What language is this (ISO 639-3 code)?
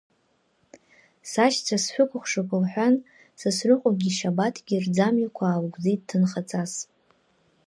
abk